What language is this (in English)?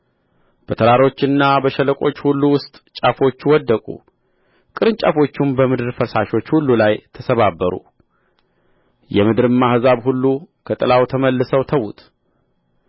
Amharic